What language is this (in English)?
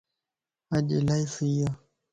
Lasi